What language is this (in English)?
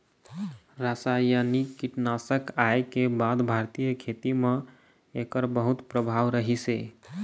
Chhattisgarhi